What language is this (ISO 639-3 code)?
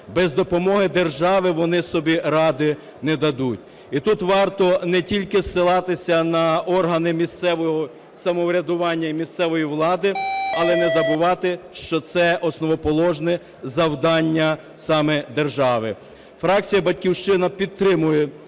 ukr